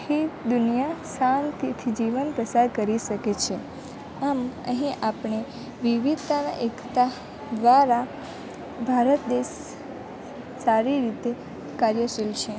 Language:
Gujarati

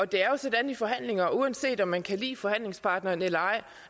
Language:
Danish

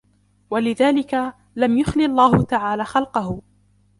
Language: Arabic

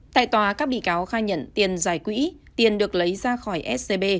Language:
Vietnamese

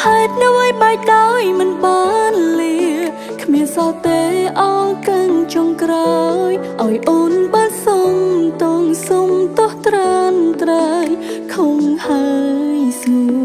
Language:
Thai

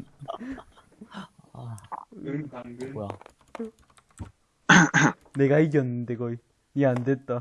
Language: Korean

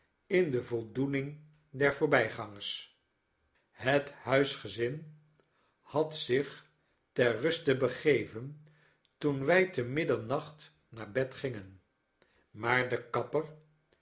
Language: Dutch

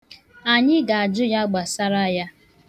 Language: Igbo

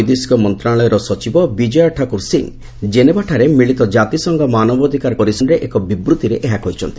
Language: Odia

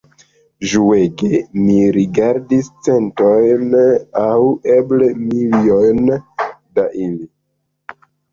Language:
Esperanto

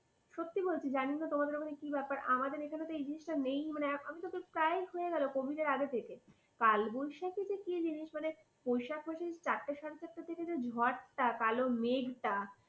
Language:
Bangla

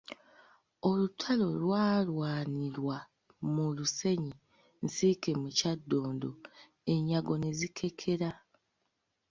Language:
Ganda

